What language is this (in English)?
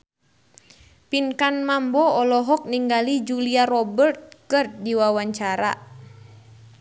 Sundanese